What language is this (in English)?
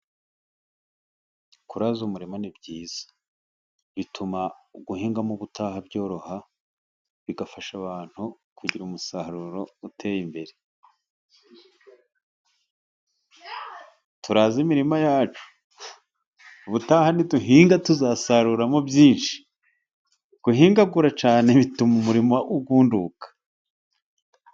Kinyarwanda